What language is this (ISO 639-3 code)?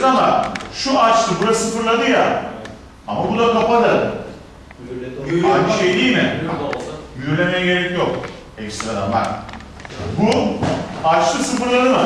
tur